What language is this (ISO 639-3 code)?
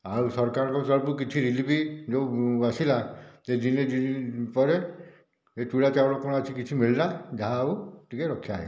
ori